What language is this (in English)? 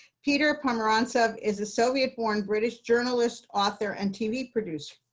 English